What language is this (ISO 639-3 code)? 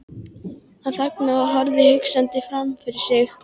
isl